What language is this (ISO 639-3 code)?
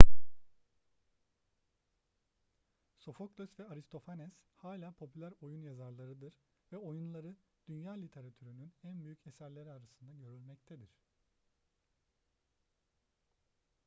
tur